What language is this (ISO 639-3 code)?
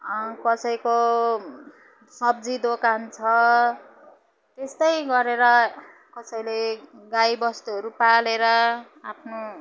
nep